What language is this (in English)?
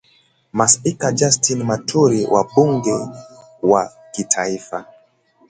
Swahili